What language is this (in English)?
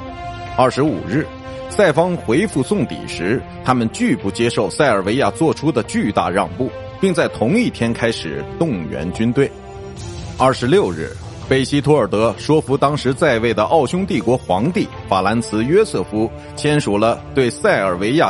Chinese